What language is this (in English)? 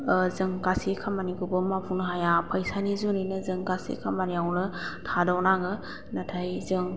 Bodo